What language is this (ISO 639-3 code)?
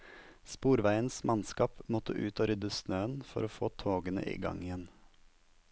nor